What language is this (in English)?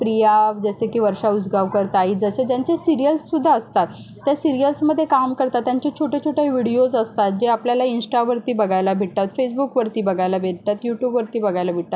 Marathi